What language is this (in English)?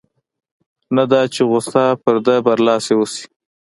Pashto